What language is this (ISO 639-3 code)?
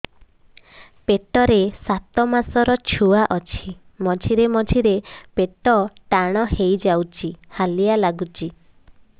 ori